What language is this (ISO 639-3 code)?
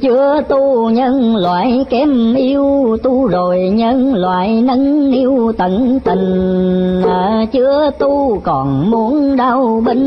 vie